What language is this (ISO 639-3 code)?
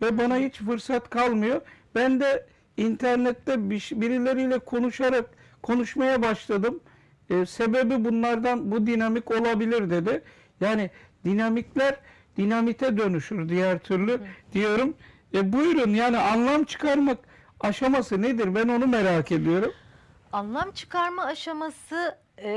tur